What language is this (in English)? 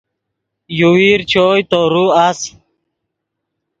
Yidgha